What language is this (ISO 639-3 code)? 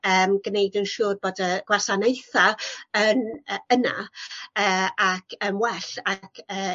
cym